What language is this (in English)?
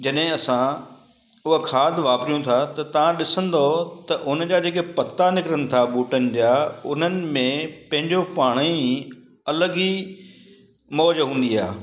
Sindhi